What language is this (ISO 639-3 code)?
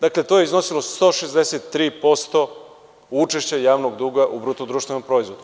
srp